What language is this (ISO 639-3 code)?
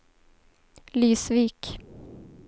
swe